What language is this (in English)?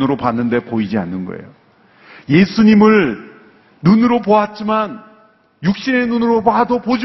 Korean